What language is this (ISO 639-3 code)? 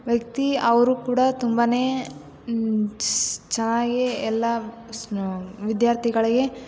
kan